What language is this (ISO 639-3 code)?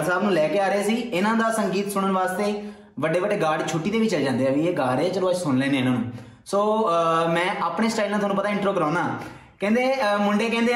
pan